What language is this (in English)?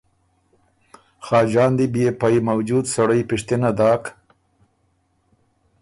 Ormuri